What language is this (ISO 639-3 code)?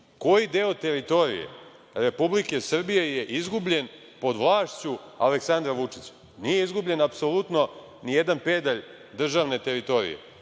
srp